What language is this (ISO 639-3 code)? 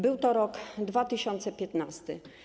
pol